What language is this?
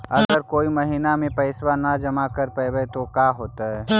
Magahi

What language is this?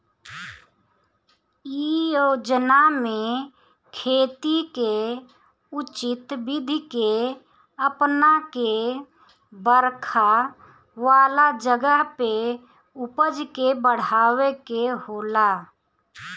Bhojpuri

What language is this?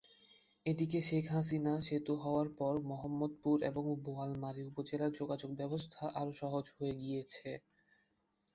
Bangla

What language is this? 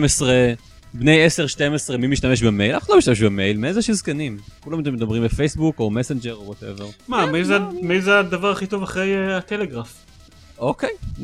Hebrew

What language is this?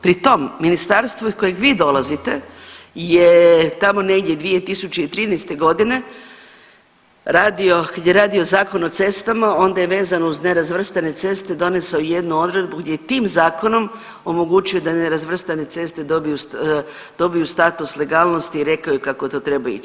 Croatian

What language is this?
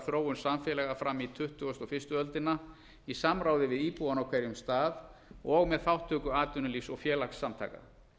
Icelandic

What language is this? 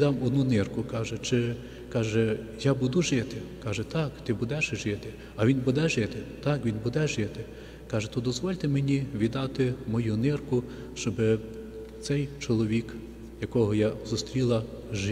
Ukrainian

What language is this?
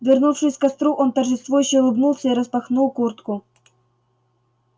Russian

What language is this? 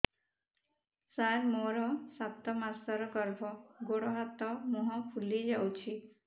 Odia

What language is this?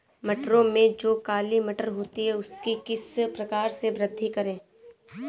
Hindi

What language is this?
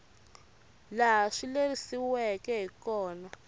Tsonga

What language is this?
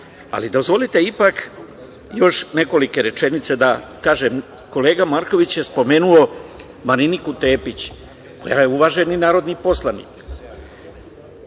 Serbian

